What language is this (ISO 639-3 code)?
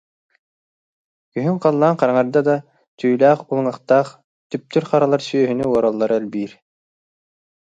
sah